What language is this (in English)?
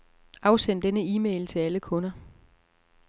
Danish